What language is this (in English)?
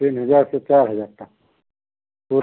Hindi